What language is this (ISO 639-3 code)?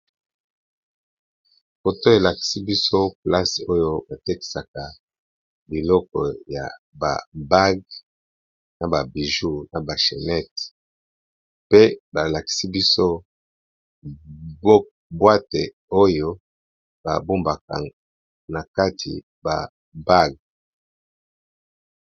lin